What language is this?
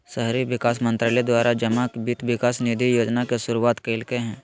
Magahi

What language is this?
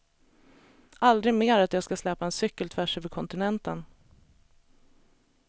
Swedish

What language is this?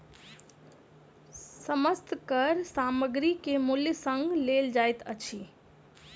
Maithili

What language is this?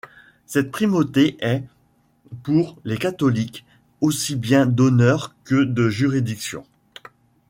French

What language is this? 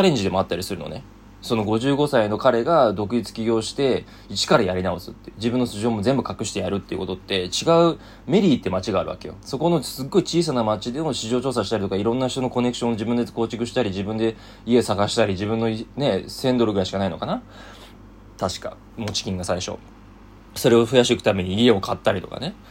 Japanese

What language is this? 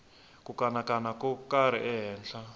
Tsonga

